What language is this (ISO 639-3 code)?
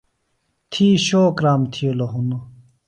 phl